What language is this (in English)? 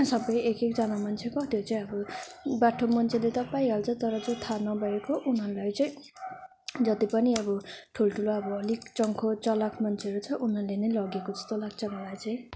Nepali